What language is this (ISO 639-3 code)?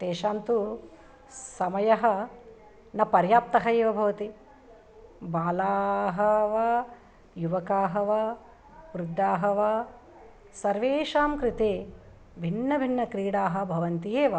san